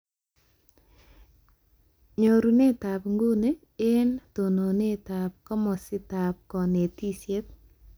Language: Kalenjin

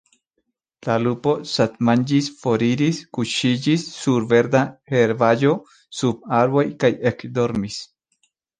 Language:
Esperanto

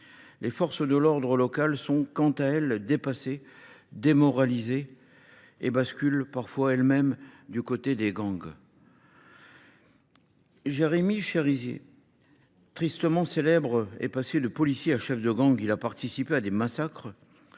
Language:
French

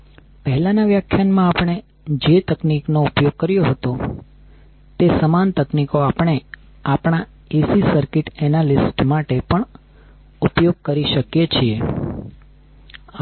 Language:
Gujarati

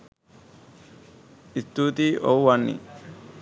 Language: Sinhala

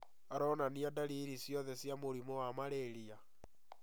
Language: Kikuyu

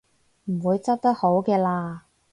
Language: Cantonese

